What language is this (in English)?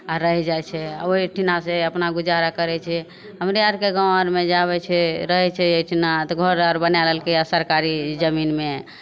Maithili